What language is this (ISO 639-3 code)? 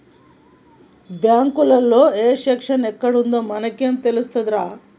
tel